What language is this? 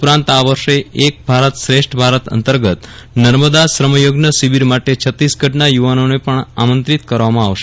Gujarati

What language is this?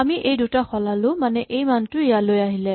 Assamese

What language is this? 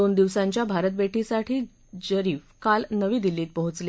Marathi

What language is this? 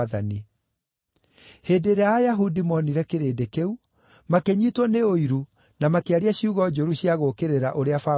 Kikuyu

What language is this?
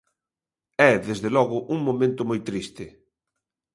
Galician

